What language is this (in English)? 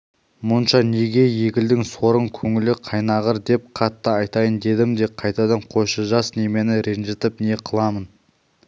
Kazakh